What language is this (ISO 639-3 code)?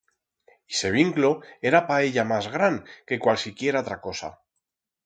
arg